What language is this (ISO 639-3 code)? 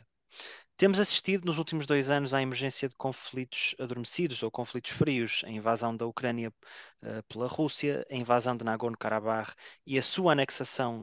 por